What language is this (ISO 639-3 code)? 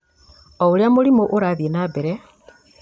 kik